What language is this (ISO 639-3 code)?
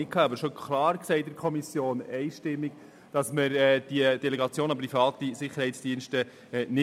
gsw